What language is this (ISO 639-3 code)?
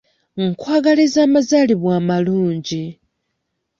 lug